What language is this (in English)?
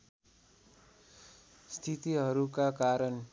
Nepali